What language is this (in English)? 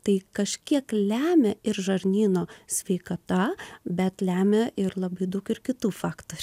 Lithuanian